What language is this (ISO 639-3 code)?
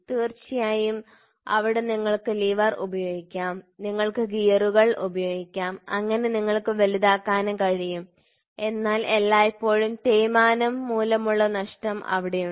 mal